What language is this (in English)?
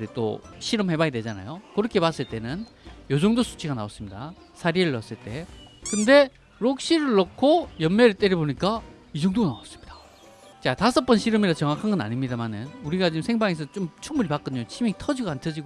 Korean